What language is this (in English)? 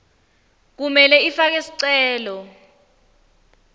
Swati